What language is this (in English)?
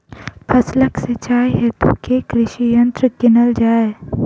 Maithili